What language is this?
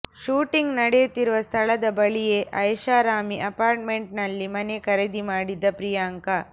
Kannada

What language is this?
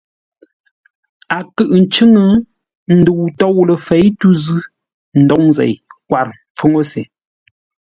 Ngombale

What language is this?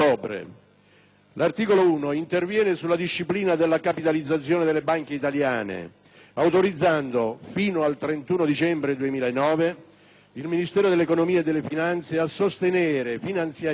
Italian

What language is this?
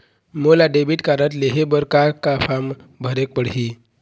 Chhattisgarhi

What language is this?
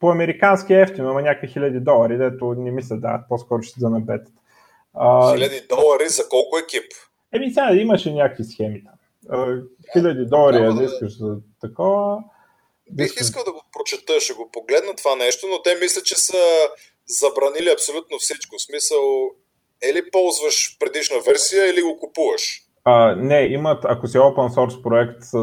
Bulgarian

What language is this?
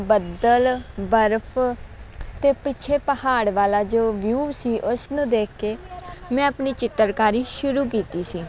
Punjabi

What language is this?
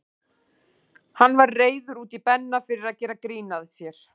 Icelandic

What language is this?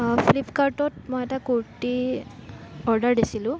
Assamese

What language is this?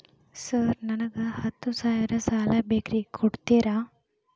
Kannada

